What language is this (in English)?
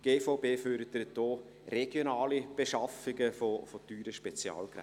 Swiss German